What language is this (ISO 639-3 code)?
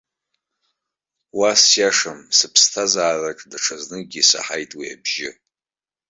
abk